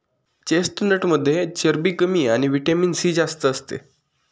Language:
Marathi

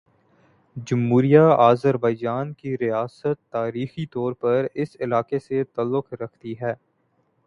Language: Urdu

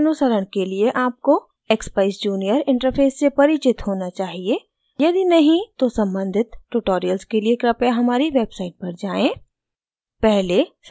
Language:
Hindi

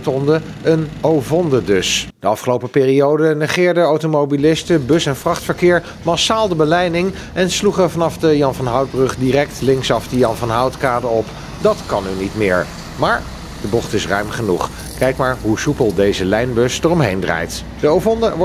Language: Dutch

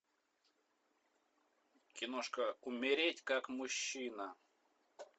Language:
Russian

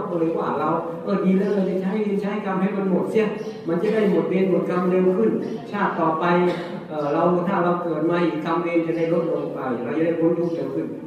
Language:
Thai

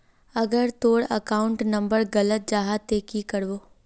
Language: Magahi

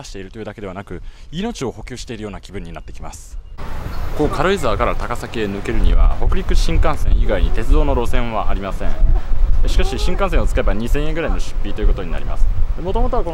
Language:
Japanese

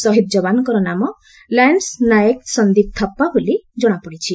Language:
Odia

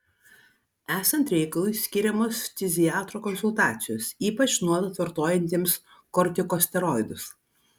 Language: Lithuanian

